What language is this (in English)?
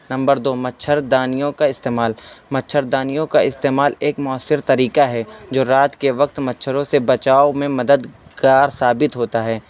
Urdu